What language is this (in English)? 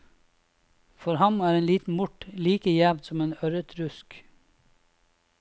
Norwegian